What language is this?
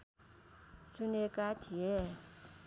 Nepali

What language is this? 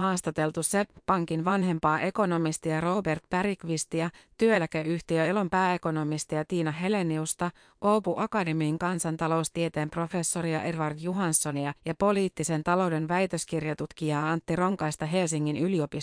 Finnish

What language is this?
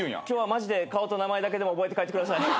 Japanese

